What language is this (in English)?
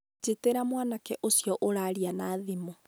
Kikuyu